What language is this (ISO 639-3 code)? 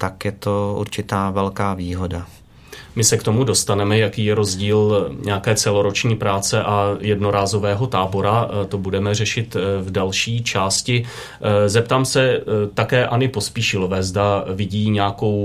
ces